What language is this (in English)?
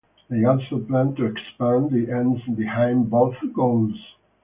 English